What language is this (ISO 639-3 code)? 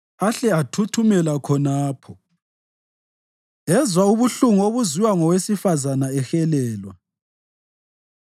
nde